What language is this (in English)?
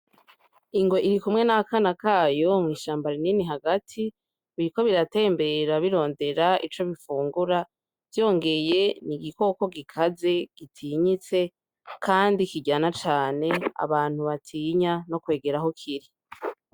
Rundi